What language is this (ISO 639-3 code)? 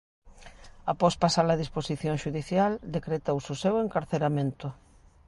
glg